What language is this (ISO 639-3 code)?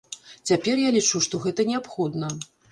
bel